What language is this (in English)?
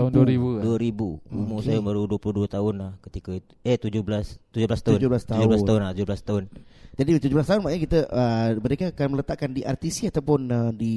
Malay